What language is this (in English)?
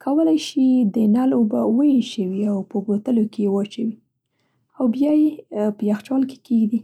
Central Pashto